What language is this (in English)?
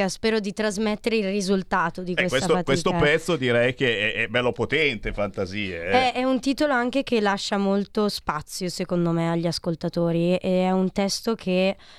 Italian